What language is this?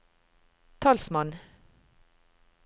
Norwegian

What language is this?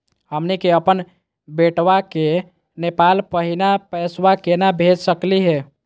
Magahi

